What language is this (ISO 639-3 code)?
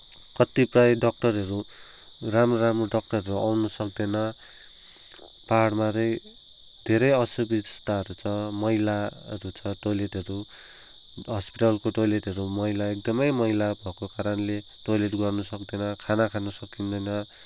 nep